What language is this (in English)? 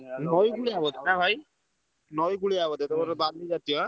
Odia